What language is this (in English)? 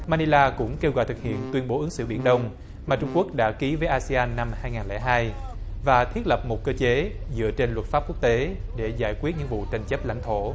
Vietnamese